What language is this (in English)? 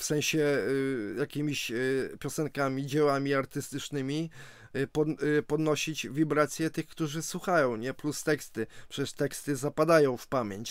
Polish